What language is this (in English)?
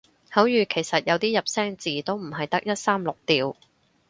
Cantonese